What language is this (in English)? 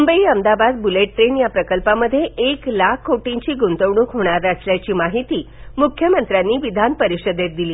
Marathi